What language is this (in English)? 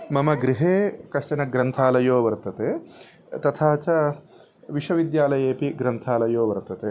Sanskrit